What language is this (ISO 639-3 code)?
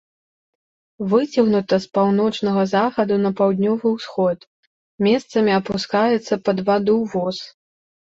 bel